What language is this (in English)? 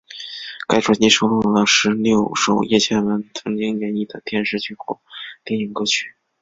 Chinese